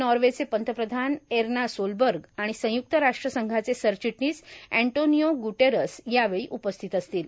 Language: Marathi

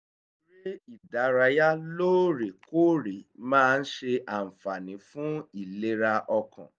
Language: Yoruba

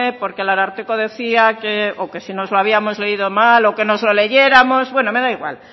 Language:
Spanish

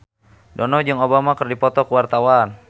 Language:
Sundanese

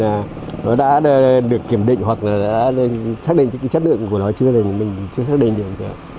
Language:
Vietnamese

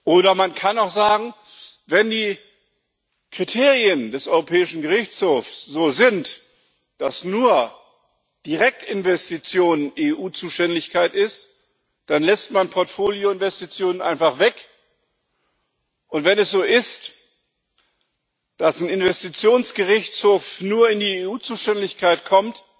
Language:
German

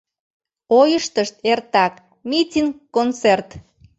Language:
Mari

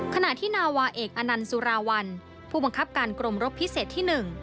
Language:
Thai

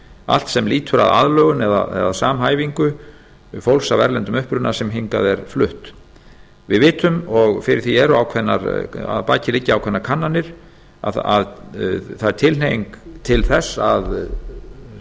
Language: Icelandic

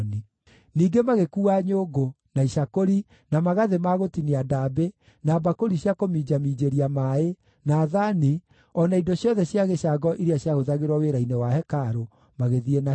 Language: Kikuyu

